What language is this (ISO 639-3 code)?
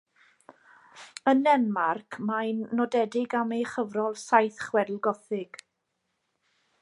cym